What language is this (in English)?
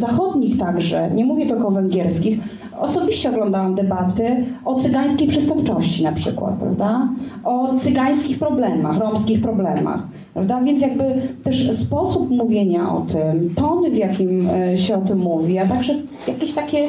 Polish